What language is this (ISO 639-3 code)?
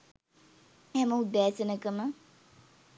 sin